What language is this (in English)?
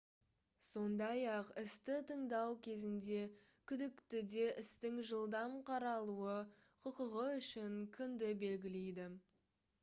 Kazakh